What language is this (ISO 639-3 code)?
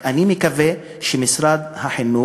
heb